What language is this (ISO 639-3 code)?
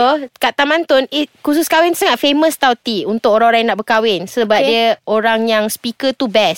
msa